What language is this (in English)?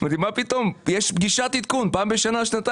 Hebrew